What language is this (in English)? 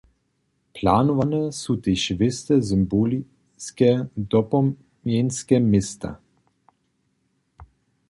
Upper Sorbian